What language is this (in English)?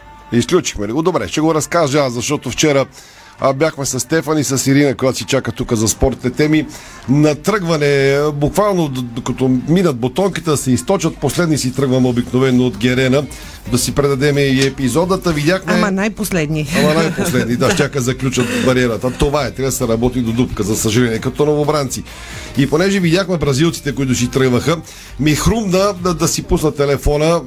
Bulgarian